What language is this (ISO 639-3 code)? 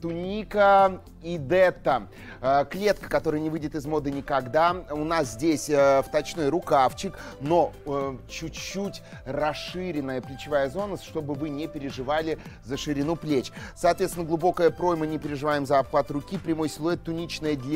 rus